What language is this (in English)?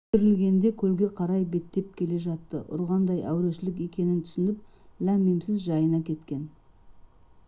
Kazakh